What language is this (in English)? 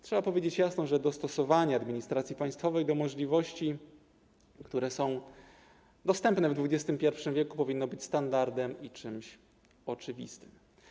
Polish